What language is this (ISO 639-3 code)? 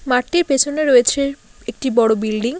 ben